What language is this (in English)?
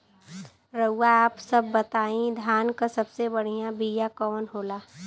Bhojpuri